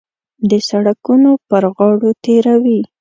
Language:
Pashto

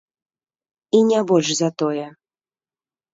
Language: Belarusian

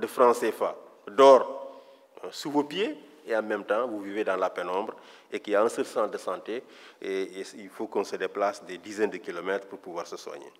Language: French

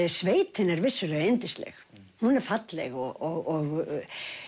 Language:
Icelandic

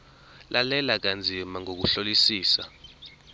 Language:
Zulu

